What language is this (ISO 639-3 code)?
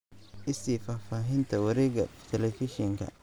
som